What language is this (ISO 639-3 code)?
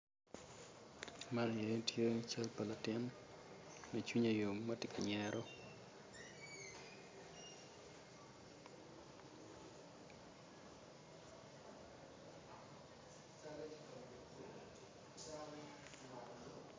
ach